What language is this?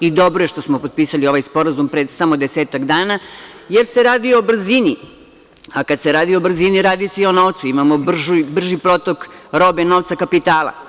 Serbian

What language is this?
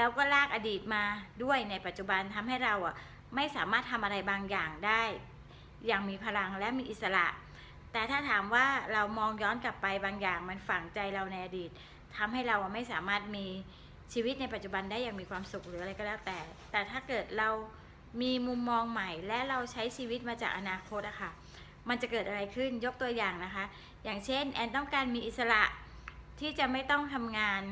Thai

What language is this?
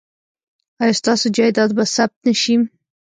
Pashto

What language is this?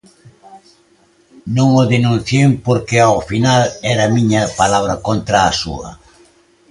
Galician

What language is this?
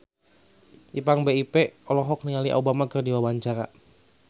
Sundanese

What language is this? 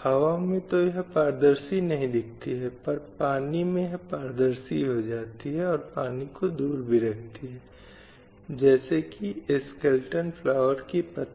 Hindi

